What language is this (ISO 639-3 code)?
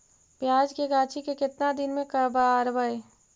mag